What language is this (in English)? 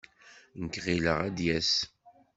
Kabyle